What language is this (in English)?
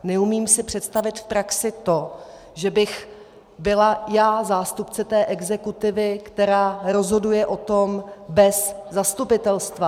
Czech